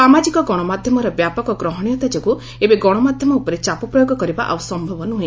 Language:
Odia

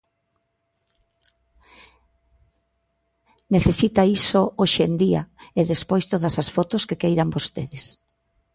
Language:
Galician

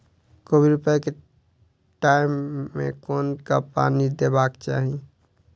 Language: Maithili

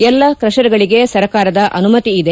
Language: Kannada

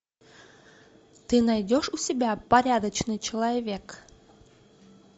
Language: Russian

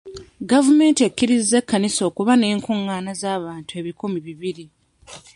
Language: Ganda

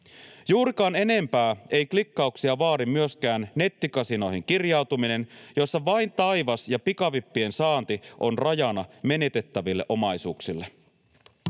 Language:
Finnish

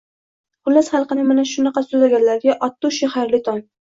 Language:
Uzbek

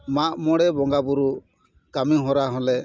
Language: Santali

